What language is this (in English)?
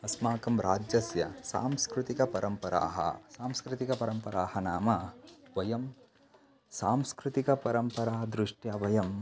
Sanskrit